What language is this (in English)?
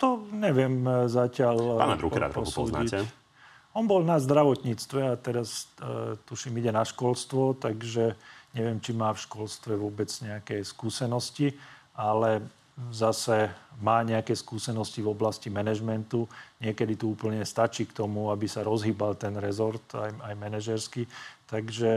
Slovak